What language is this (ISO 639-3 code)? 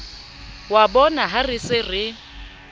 sot